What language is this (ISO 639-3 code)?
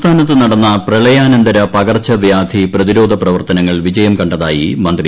mal